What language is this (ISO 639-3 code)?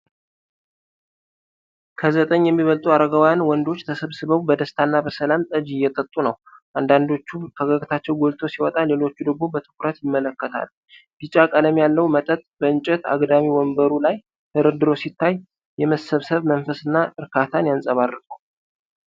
amh